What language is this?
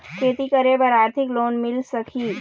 Chhattisgarhi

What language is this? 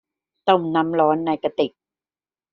Thai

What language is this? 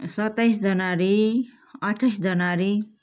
Nepali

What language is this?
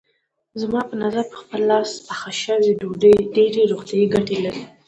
Pashto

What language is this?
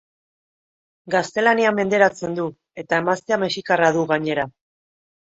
Basque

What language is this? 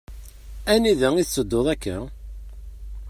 Kabyle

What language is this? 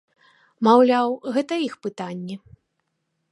Belarusian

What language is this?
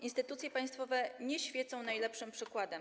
Polish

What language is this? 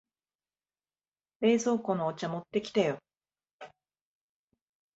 Japanese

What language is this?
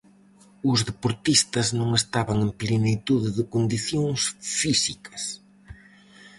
Galician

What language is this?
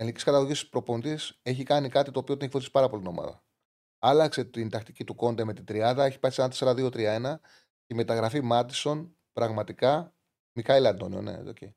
Greek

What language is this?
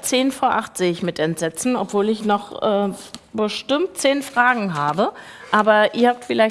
German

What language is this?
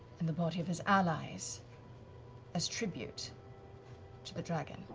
English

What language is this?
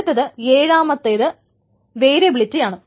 Malayalam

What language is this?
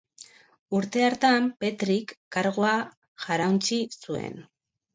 Basque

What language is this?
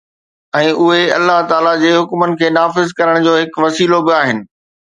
Sindhi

